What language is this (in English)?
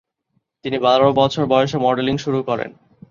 Bangla